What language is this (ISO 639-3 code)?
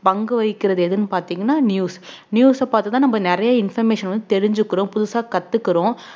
tam